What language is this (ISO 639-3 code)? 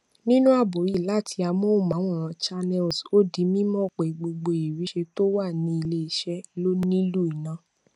yor